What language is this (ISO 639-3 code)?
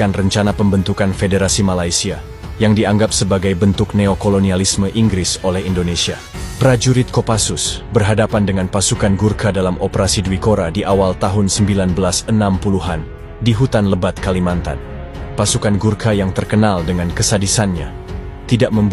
ind